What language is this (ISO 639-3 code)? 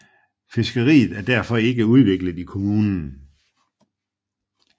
dan